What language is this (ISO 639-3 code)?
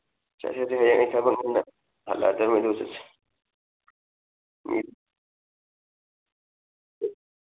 mni